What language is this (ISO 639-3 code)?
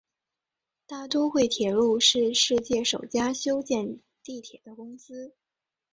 zho